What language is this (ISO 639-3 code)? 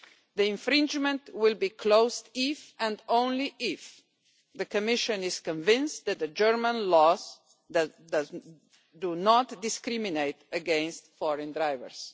eng